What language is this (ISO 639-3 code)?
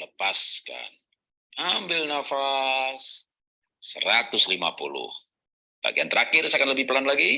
ind